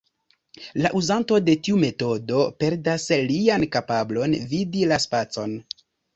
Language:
Esperanto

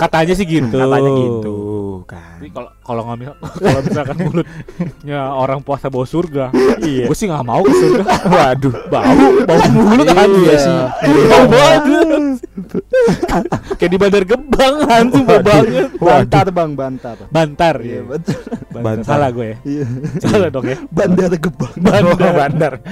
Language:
Indonesian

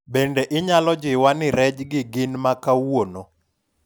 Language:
Luo (Kenya and Tanzania)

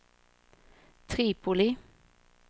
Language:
Swedish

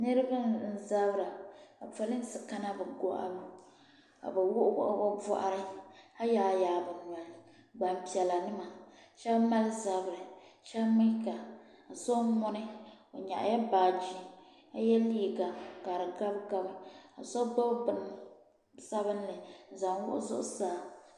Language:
Dagbani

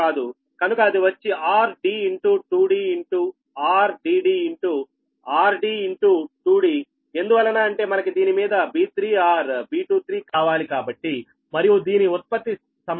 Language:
Telugu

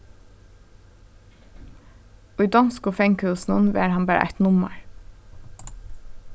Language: Faroese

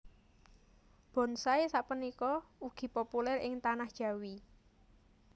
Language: Javanese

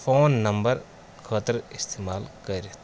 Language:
Kashmiri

